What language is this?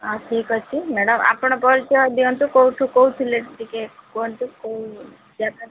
Odia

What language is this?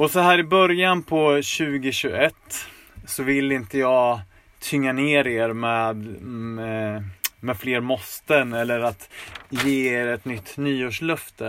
Swedish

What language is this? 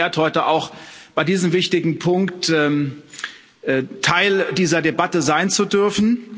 German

